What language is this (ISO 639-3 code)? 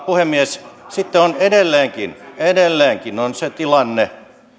fin